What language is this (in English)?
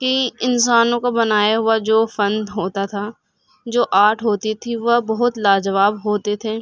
Urdu